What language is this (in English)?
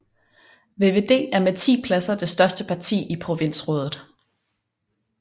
Danish